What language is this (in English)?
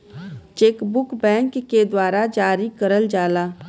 Bhojpuri